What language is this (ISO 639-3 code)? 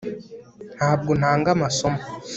kin